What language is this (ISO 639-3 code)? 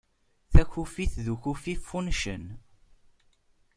kab